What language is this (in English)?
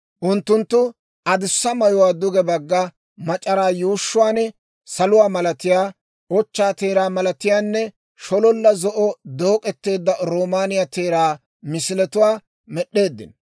Dawro